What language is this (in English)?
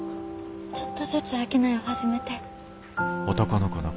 Japanese